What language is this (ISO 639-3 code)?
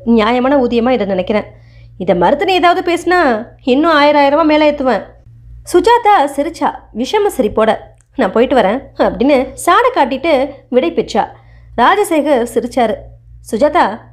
ind